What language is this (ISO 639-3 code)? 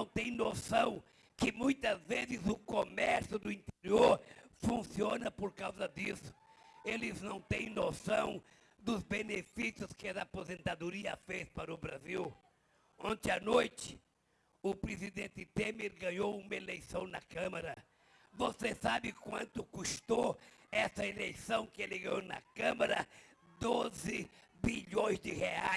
por